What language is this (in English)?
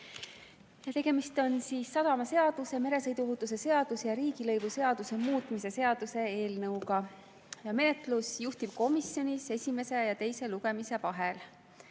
Estonian